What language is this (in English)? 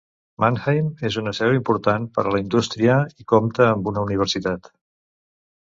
Catalan